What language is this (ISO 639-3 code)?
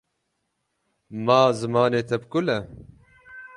kur